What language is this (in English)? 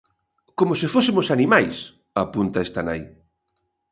Galician